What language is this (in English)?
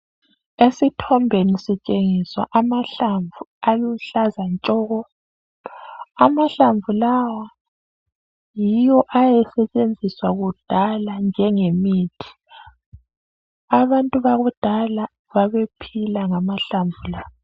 North Ndebele